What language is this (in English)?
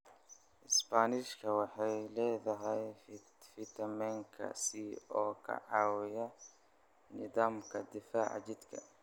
Somali